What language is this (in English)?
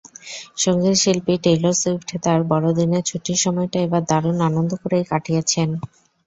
Bangla